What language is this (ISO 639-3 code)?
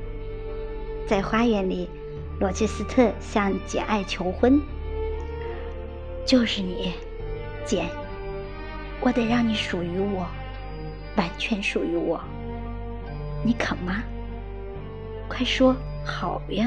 zho